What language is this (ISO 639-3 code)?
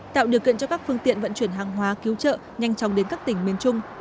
vie